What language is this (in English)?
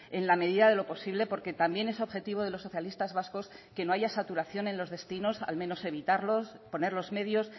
Spanish